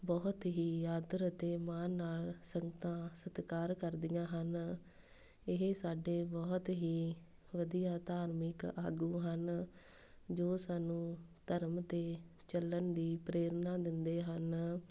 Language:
Punjabi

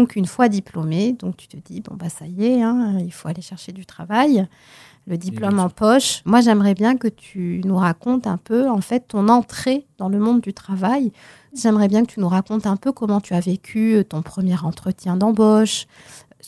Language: French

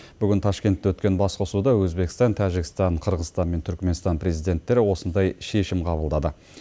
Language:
Kazakh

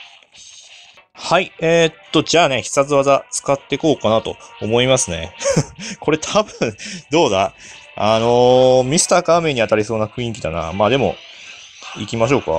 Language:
Japanese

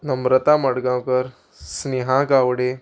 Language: Konkani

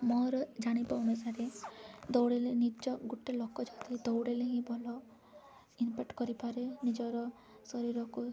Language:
Odia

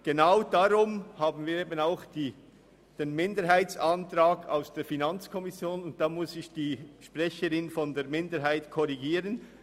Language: Swiss German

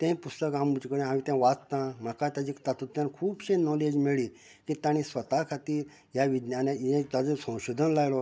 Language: Konkani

